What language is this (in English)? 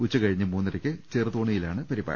Malayalam